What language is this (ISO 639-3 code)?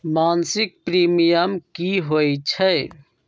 mag